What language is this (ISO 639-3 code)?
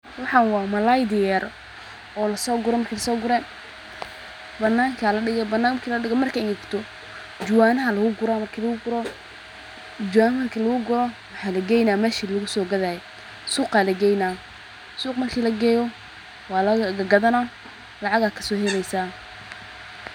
som